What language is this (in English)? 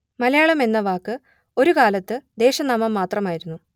Malayalam